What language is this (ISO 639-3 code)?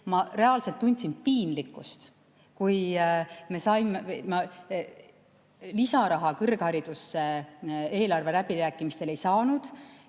est